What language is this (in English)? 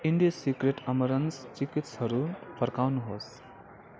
Nepali